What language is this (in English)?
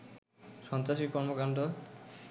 Bangla